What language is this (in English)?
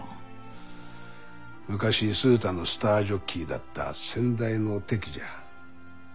Japanese